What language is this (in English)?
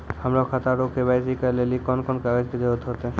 Maithili